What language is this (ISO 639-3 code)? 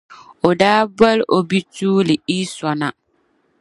dag